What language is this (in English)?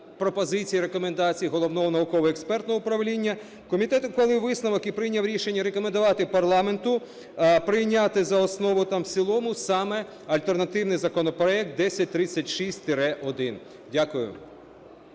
Ukrainian